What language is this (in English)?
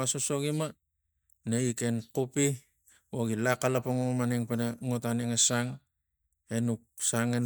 Tigak